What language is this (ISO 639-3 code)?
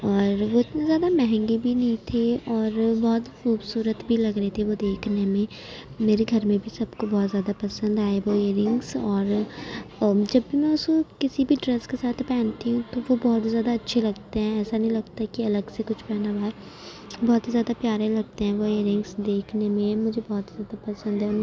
urd